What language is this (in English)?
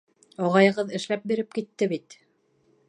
Bashkir